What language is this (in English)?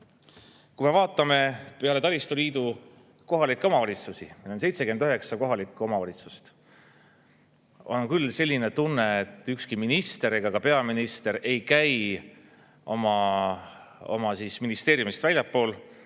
Estonian